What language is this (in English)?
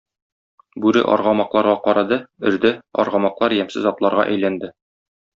Tatar